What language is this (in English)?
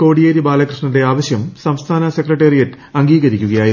Malayalam